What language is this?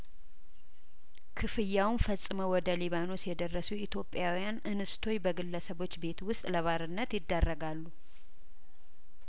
Amharic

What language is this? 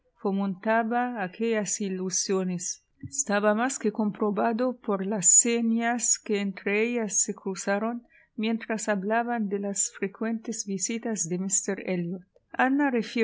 Spanish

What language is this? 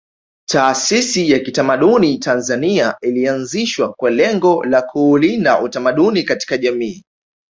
Swahili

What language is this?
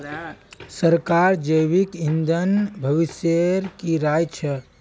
Magahi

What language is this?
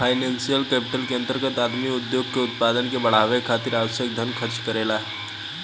Bhojpuri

